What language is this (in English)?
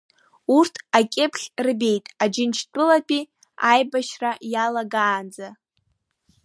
Abkhazian